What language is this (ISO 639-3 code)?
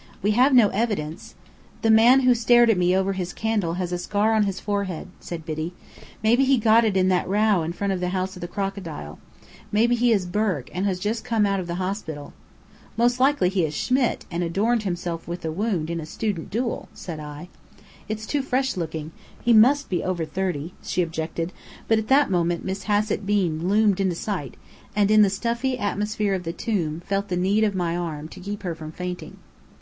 eng